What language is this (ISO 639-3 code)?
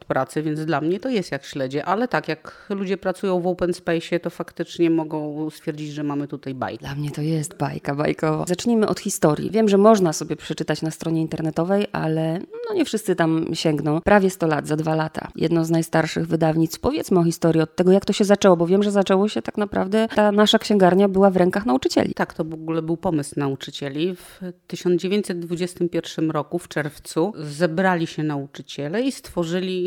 pol